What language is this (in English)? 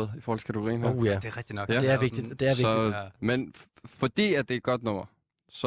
Danish